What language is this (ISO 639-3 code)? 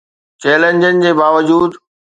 snd